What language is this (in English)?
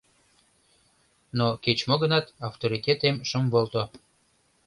Mari